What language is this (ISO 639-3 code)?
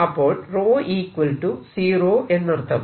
mal